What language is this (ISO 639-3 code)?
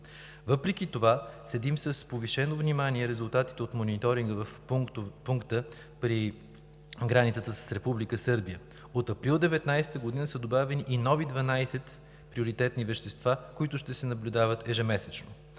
bul